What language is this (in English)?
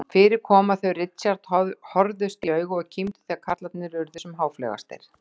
Icelandic